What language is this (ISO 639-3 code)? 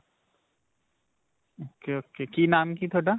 pan